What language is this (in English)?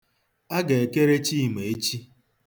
Igbo